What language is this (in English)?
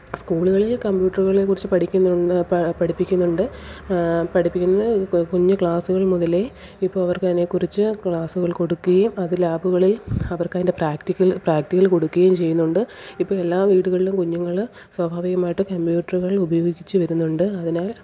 Malayalam